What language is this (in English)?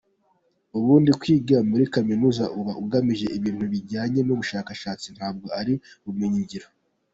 Kinyarwanda